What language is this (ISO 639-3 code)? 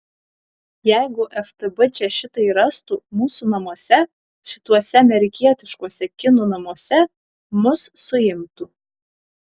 lit